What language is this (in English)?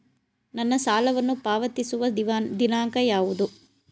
Kannada